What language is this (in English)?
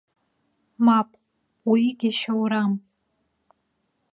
Abkhazian